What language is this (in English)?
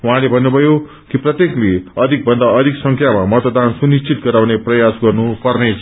Nepali